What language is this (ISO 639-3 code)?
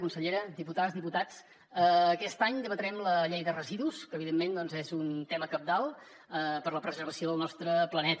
cat